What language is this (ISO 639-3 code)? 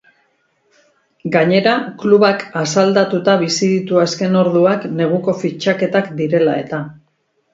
eus